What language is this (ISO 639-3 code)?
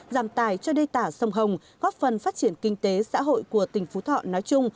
vie